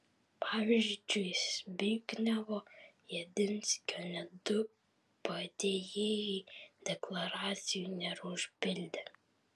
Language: Lithuanian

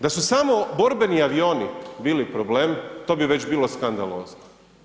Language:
Croatian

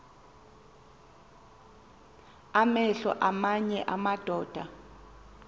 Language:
Xhosa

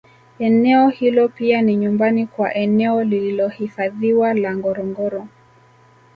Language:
Swahili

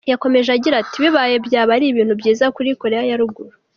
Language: Kinyarwanda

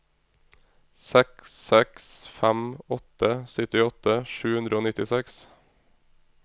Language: Norwegian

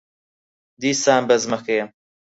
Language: Central Kurdish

